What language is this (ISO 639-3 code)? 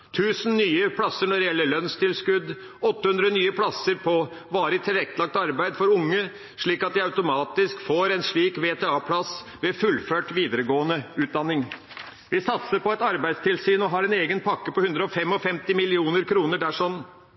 nob